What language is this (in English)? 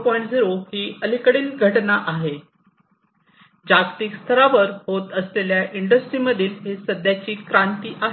Marathi